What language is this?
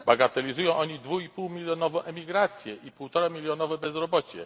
Polish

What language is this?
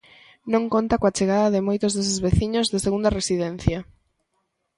Galician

